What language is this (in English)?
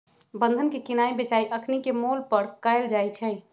Magahi